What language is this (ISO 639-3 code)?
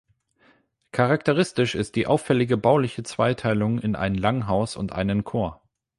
deu